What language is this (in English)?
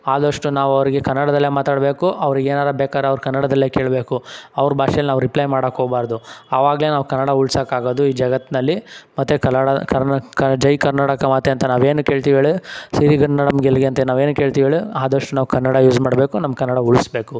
Kannada